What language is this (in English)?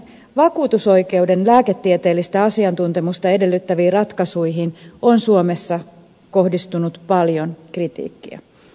Finnish